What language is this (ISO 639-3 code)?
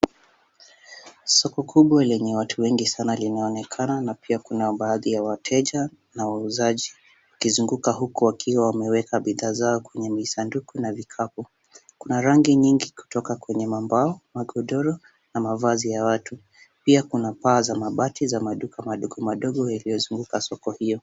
swa